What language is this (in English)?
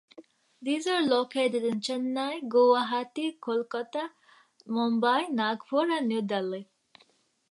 English